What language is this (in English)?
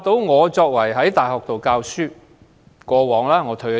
Cantonese